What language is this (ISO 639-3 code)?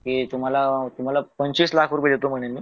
mar